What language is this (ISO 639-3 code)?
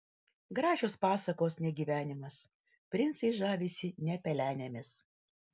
lit